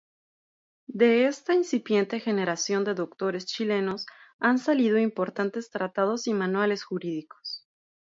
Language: Spanish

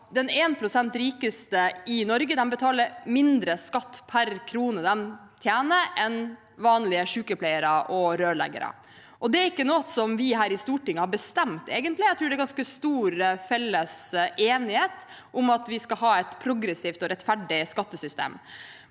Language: Norwegian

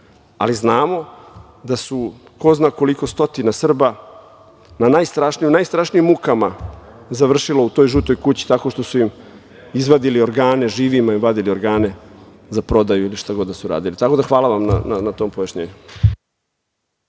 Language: Serbian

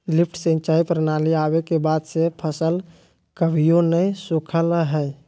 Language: Magahi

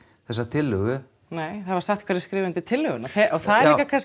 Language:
Icelandic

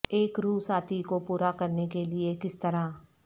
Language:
Urdu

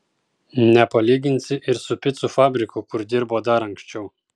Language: Lithuanian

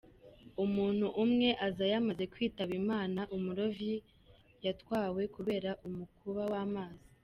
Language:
Kinyarwanda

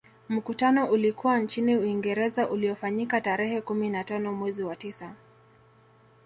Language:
Swahili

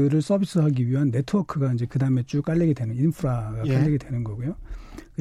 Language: Korean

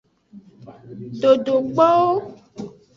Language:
Aja (Benin)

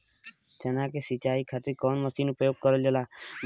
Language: Bhojpuri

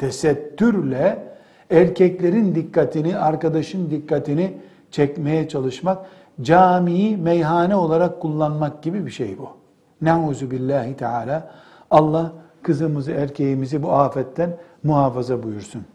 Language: Turkish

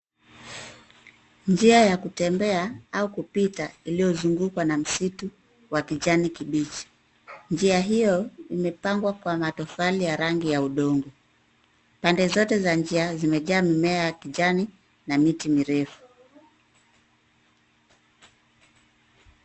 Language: Swahili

